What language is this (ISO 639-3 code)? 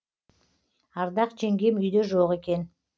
kaz